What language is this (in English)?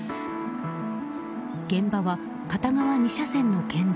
Japanese